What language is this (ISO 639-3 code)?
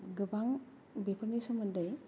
brx